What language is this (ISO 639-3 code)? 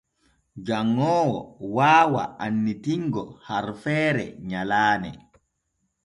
fue